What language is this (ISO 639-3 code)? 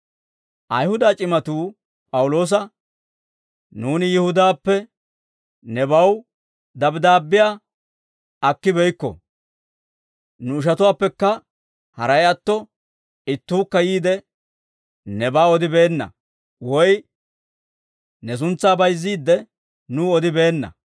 dwr